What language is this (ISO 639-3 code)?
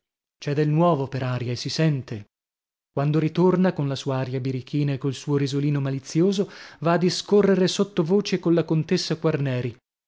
ita